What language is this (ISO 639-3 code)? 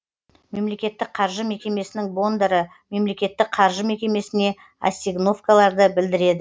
kaz